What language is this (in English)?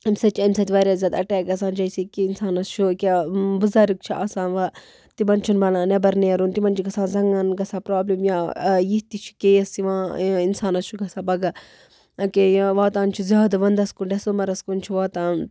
Kashmiri